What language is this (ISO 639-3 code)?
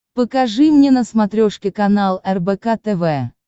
rus